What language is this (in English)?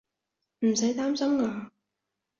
Cantonese